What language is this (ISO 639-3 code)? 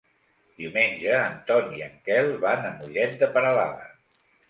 cat